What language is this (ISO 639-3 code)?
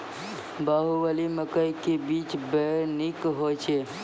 mai